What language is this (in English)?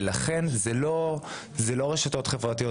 Hebrew